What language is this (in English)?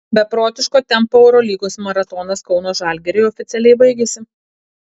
Lithuanian